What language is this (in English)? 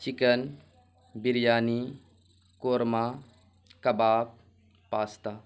Urdu